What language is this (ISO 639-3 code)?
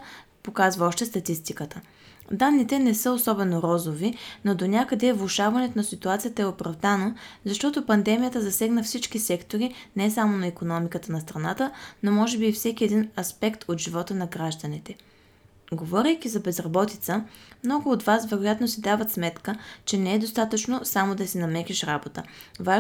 bul